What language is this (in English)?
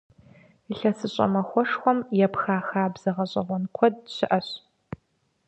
Kabardian